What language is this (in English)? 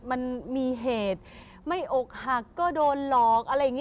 Thai